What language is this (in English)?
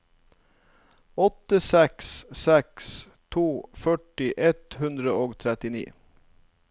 Norwegian